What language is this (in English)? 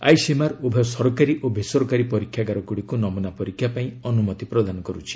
Odia